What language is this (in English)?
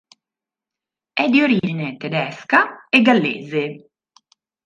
Italian